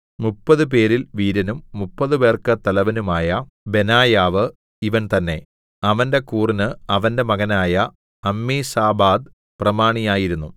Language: Malayalam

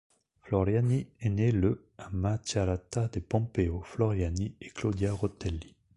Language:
French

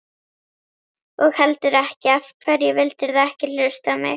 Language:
Icelandic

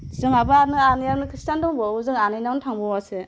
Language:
Bodo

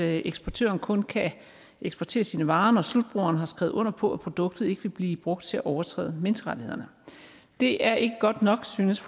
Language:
Danish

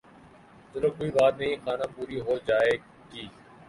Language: Urdu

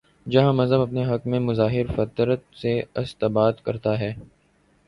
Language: Urdu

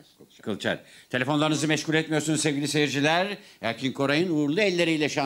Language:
Turkish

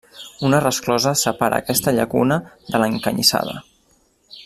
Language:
Catalan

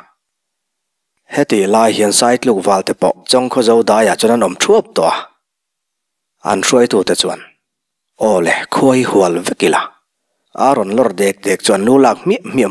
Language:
Thai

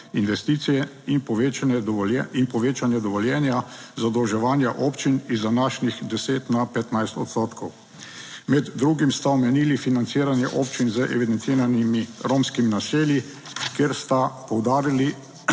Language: Slovenian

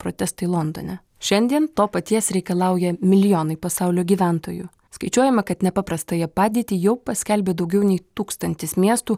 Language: Lithuanian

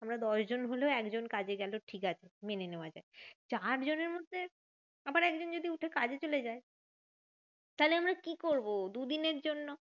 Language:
Bangla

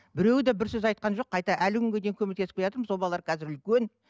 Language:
Kazakh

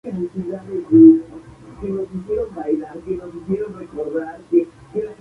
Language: Spanish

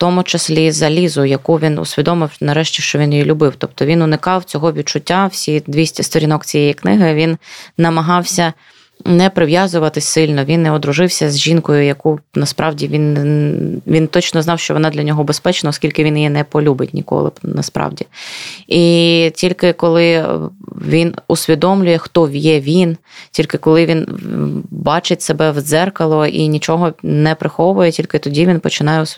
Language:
Ukrainian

